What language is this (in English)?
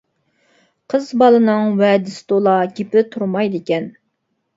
Uyghur